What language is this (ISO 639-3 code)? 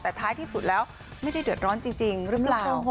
tha